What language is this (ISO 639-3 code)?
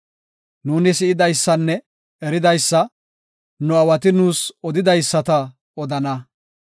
gof